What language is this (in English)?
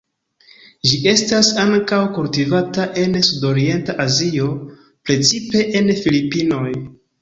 Esperanto